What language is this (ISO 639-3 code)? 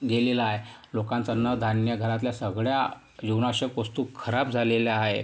mar